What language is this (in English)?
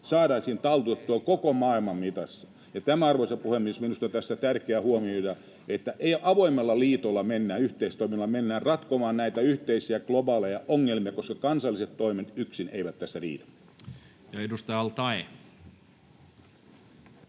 Finnish